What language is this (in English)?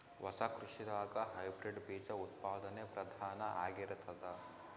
Kannada